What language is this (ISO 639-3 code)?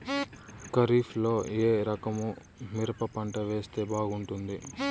tel